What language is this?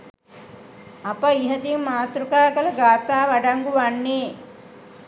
Sinhala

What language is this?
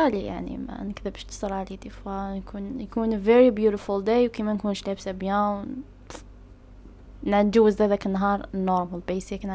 Arabic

